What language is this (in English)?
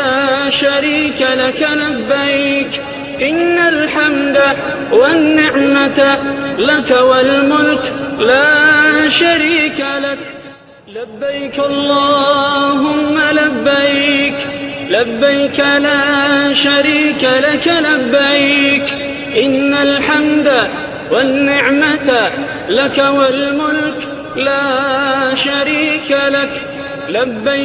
Arabic